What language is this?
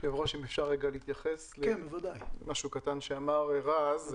Hebrew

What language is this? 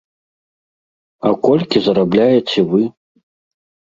Belarusian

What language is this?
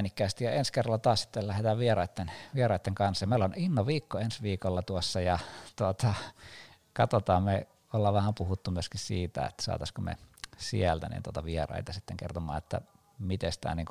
Finnish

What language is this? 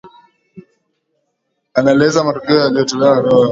Swahili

